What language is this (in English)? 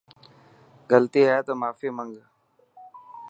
Dhatki